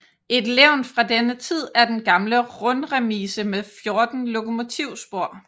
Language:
Danish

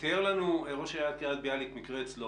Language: Hebrew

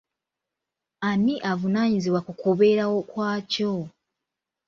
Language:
Ganda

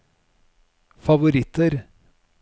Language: Norwegian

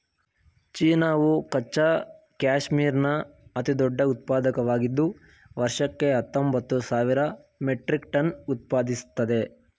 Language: Kannada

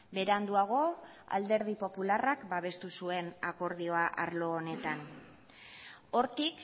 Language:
Basque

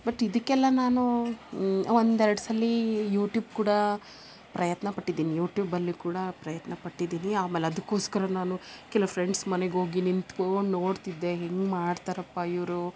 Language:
Kannada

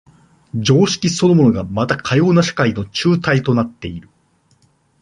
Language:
Japanese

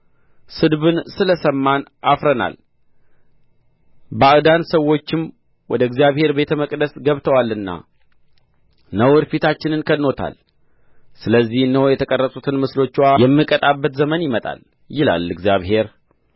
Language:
Amharic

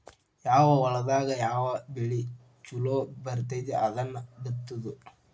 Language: Kannada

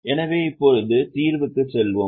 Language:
Tamil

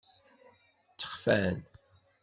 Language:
Kabyle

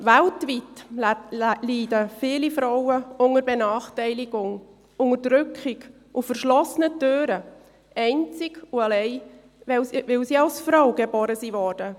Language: Swiss German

